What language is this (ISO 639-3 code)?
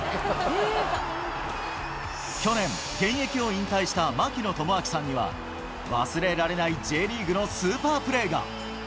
jpn